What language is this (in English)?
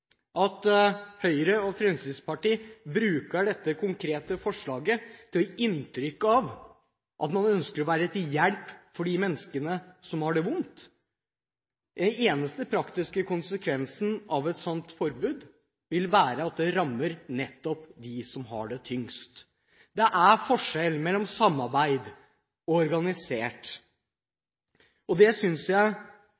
Norwegian Bokmål